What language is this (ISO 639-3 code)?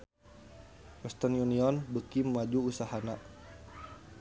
sun